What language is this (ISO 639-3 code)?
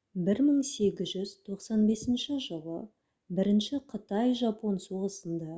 kaz